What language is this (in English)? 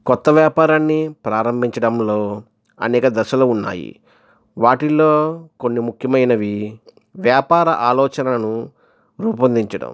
Telugu